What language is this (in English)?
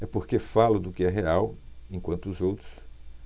Portuguese